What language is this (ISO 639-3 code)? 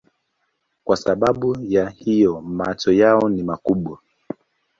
swa